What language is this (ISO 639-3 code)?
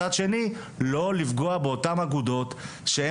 heb